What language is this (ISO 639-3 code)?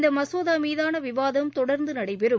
tam